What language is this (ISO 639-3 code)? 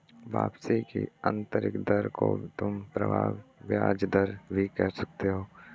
hin